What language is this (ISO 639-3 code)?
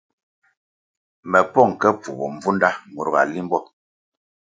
nmg